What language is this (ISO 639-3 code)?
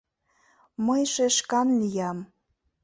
chm